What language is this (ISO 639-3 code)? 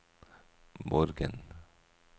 nor